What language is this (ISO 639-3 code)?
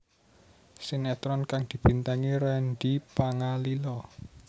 jav